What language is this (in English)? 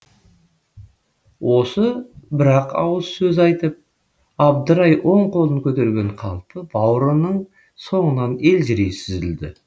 Kazakh